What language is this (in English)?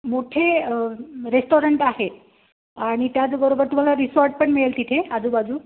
Marathi